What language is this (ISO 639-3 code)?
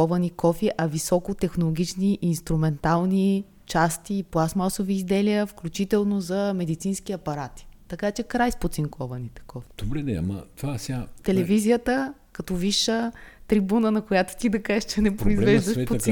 bul